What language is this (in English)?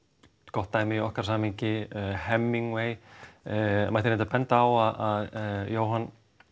Icelandic